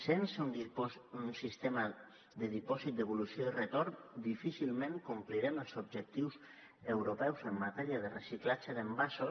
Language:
Catalan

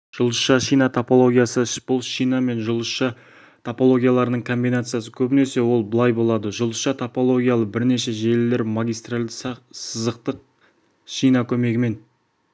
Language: Kazakh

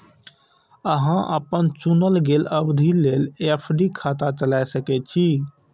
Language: Maithili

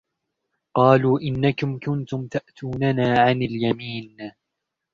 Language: Arabic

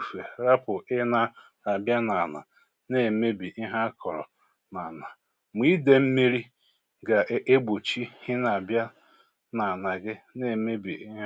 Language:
Igbo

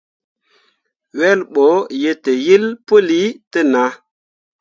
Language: Mundang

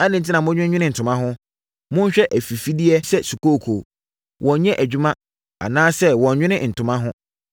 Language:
Akan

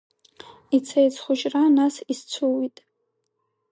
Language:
Abkhazian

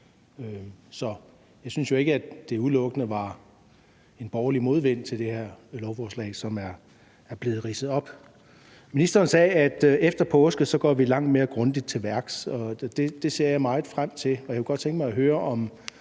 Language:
Danish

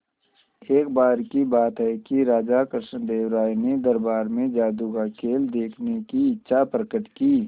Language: Hindi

